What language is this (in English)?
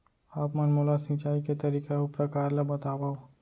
Chhattisgarhi